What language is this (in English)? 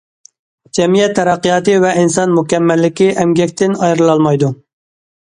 Uyghur